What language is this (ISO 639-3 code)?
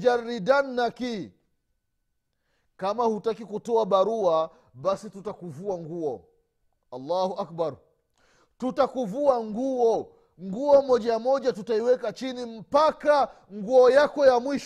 swa